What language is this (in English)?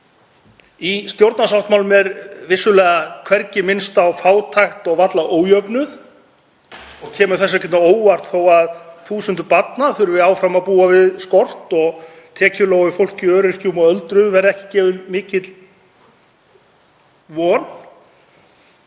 Icelandic